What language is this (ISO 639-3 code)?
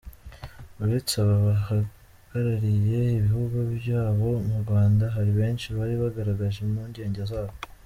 kin